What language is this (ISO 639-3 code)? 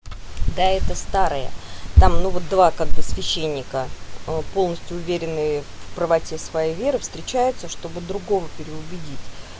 rus